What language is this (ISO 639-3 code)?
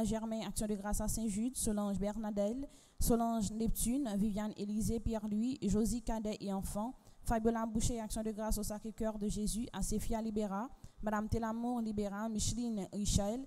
fra